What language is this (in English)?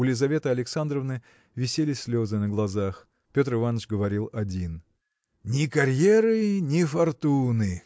Russian